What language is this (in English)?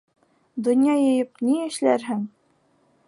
Bashkir